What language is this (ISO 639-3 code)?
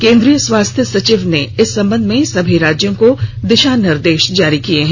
hin